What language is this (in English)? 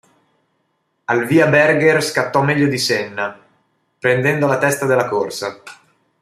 Italian